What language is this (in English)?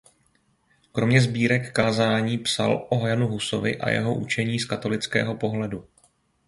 Czech